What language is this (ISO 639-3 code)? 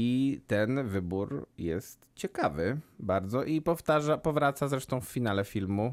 pol